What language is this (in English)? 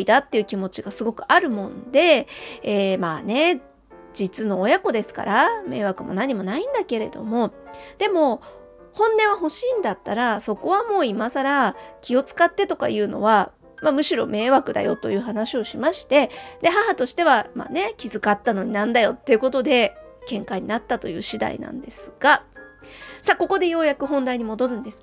Japanese